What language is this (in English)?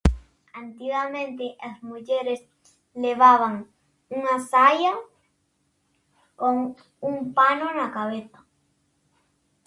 Galician